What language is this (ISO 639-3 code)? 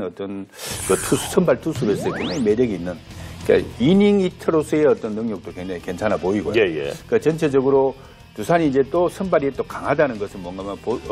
kor